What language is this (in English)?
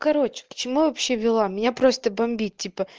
Russian